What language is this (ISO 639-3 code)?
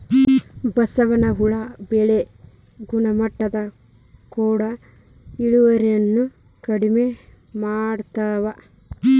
kan